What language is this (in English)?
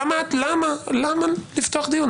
Hebrew